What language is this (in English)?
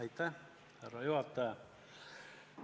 Estonian